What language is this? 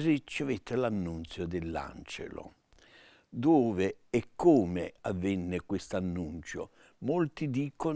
Italian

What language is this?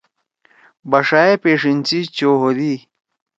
Torwali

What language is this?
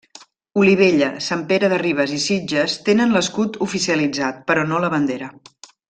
Catalan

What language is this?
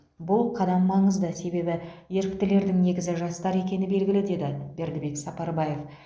Kazakh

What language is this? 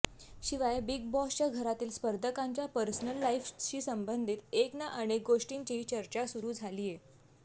Marathi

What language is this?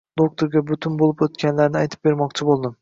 Uzbek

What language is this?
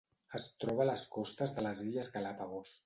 Catalan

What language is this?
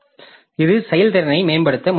Tamil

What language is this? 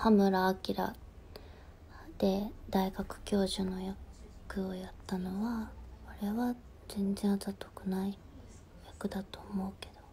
Japanese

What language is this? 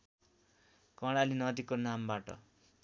Nepali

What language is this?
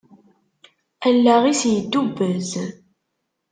Kabyle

